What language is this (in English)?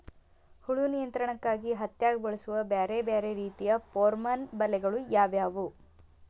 Kannada